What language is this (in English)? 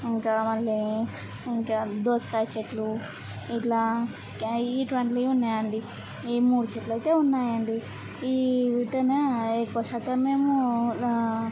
Telugu